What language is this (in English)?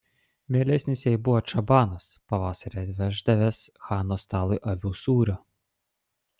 Lithuanian